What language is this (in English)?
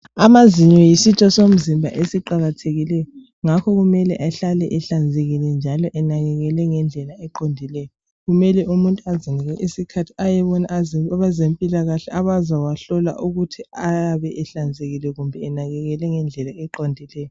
North Ndebele